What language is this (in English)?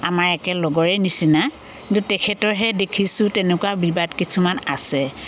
Assamese